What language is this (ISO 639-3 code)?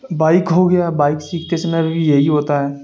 urd